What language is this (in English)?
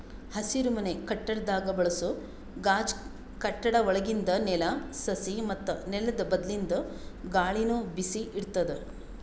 Kannada